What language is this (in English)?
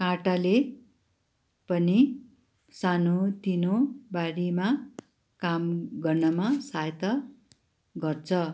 Nepali